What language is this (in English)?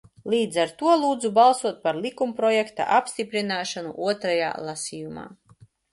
Latvian